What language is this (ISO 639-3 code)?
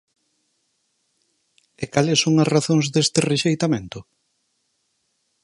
glg